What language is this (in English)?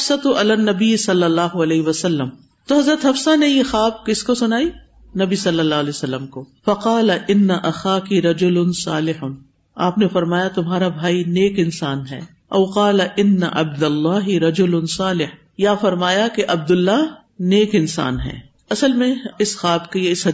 Urdu